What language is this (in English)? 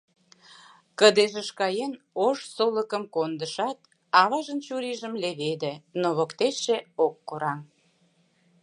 Mari